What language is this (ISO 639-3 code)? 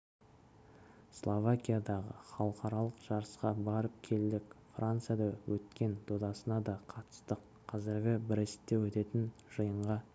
kaz